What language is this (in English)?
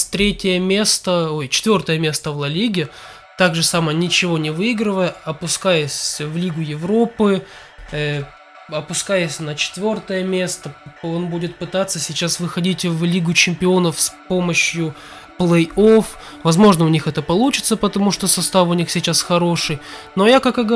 Russian